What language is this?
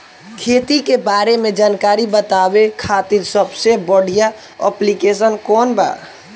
Bhojpuri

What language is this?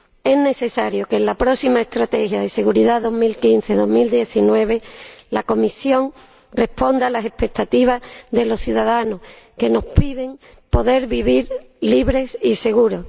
Spanish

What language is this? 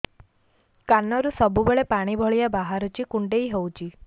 Odia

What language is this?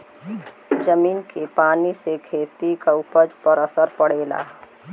Bhojpuri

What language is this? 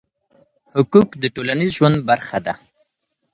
Pashto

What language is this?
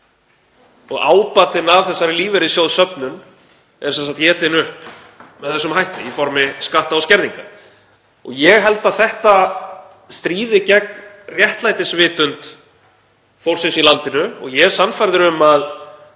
Icelandic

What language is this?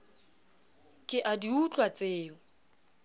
Southern Sotho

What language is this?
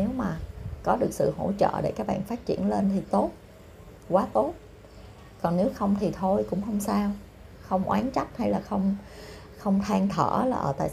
Vietnamese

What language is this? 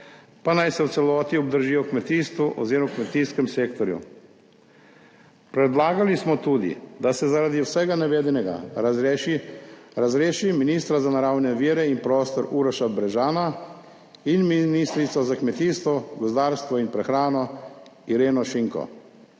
Slovenian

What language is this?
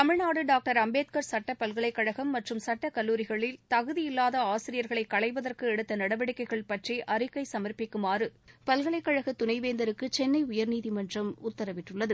Tamil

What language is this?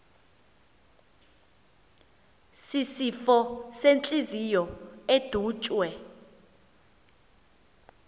Xhosa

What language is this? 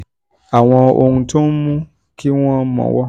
Yoruba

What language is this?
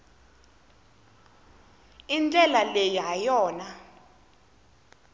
Tsonga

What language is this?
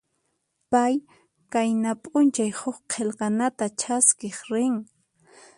Puno Quechua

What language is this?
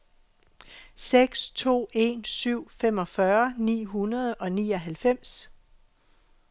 Danish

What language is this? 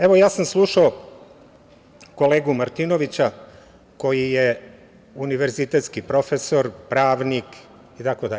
Serbian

